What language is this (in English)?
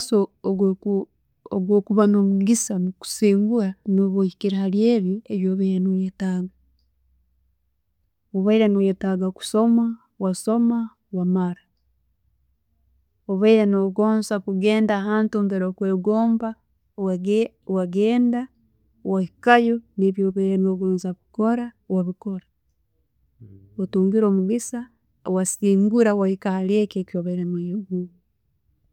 Tooro